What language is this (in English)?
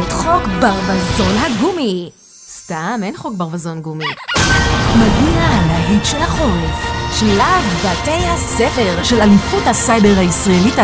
Hebrew